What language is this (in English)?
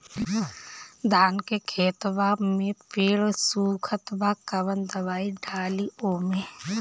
Bhojpuri